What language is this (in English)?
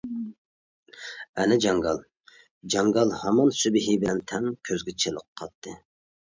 Uyghur